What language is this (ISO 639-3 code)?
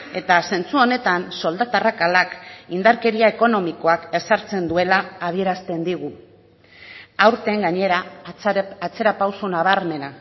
eus